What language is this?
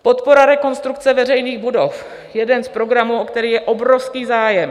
Czech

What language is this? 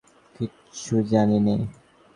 Bangla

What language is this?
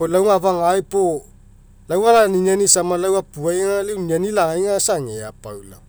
Mekeo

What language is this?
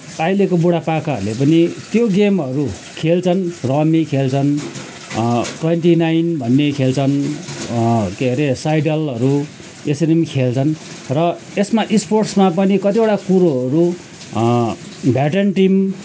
Nepali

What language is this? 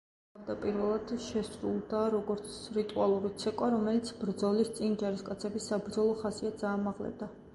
Georgian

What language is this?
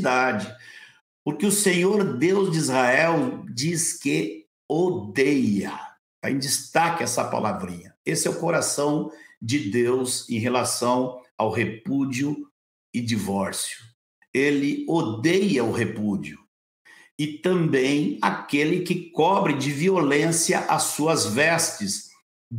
Portuguese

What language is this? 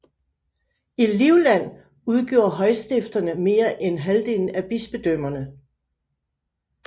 Danish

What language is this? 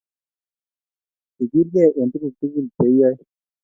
Kalenjin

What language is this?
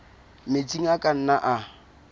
Southern Sotho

